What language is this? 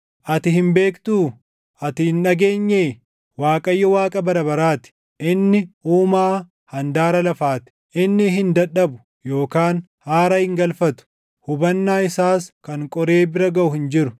Oromo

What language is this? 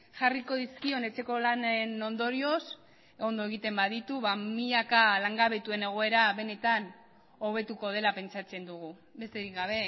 Basque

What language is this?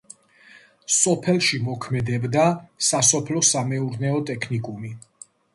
Georgian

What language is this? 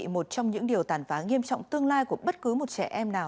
Vietnamese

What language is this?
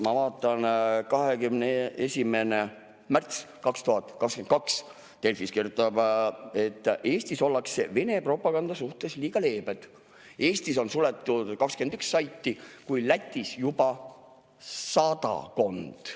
Estonian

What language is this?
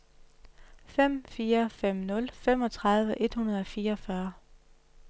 Danish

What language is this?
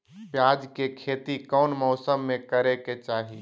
Magahi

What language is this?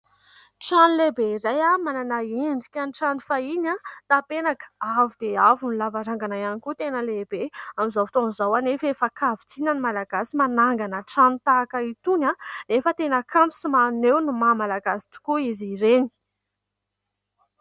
Malagasy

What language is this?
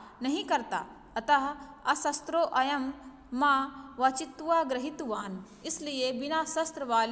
Hindi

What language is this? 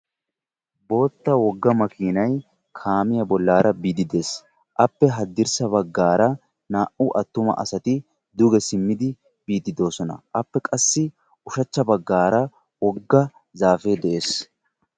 Wolaytta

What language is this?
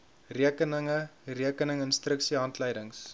Afrikaans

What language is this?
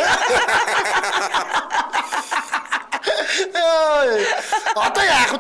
Turkish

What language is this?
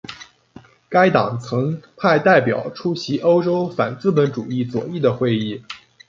Chinese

